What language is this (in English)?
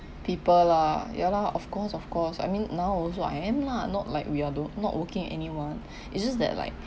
English